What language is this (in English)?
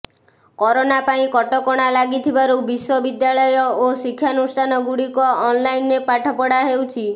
Odia